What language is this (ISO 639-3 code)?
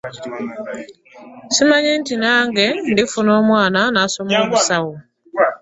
lug